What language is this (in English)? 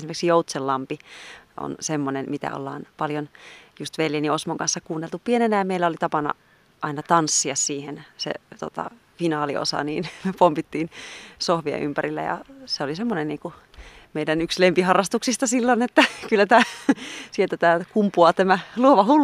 Finnish